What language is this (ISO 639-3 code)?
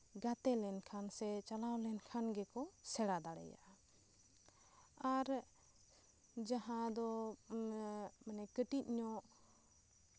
sat